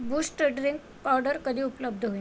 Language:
Marathi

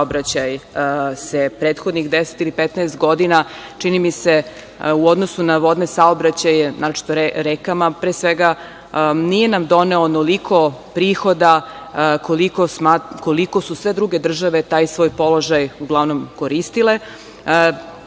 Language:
Serbian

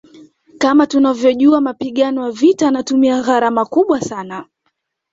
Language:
Swahili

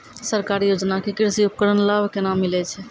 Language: Maithili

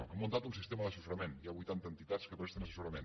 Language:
Catalan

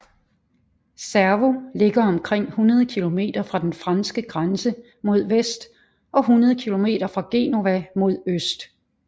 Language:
Danish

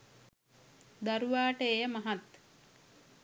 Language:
Sinhala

